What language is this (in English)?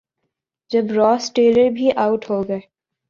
Urdu